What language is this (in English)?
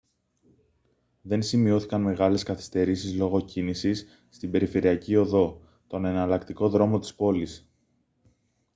Greek